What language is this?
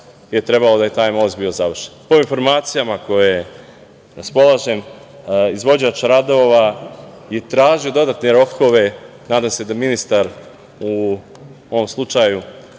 Serbian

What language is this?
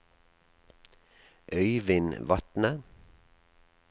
Norwegian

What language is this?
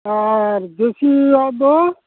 Santali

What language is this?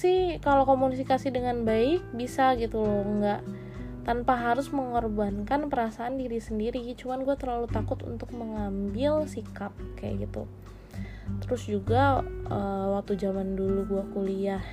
Indonesian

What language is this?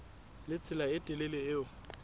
Southern Sotho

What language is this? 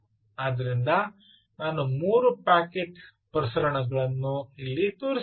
Kannada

